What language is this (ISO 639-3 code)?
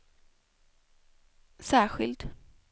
swe